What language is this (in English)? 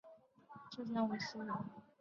Chinese